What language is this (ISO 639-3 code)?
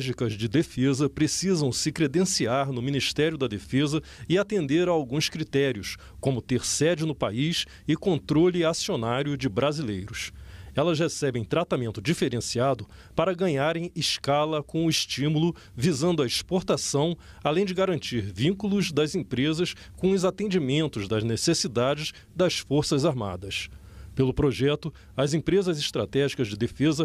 por